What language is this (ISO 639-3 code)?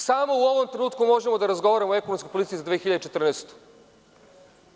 srp